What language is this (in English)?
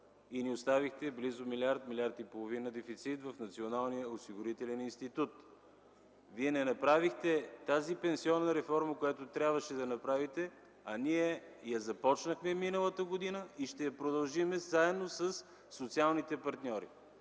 Bulgarian